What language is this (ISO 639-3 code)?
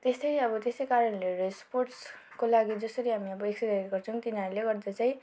nep